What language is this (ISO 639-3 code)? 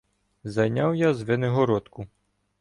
ukr